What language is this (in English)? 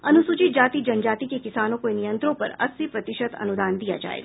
Hindi